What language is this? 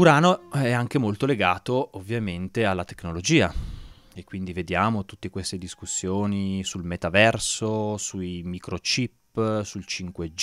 Italian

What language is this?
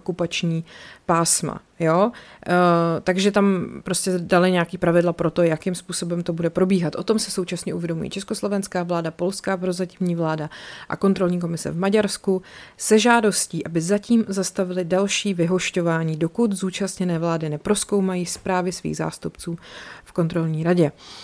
Czech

